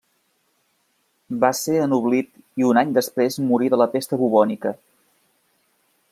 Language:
Catalan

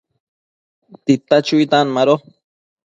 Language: Matsés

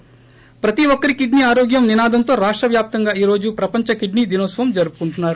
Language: Telugu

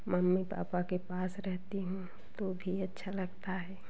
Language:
Hindi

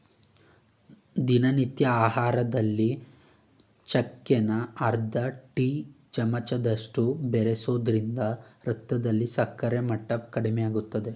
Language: Kannada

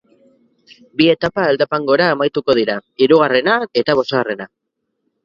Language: Basque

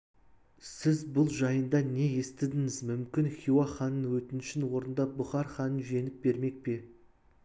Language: Kazakh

